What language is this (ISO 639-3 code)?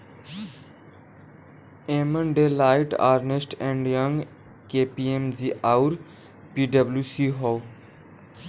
bho